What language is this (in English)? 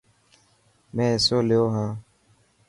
Dhatki